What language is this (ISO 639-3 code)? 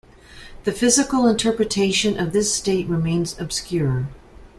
eng